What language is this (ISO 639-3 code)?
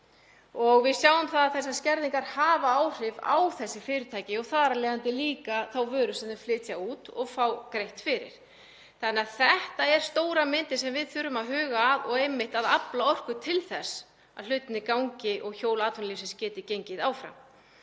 isl